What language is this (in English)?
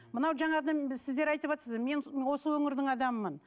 Kazakh